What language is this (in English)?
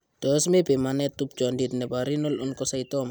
Kalenjin